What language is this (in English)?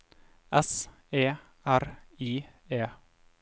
Norwegian